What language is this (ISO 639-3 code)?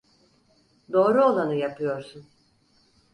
tur